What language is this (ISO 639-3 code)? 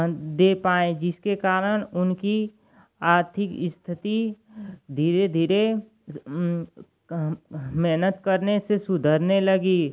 hin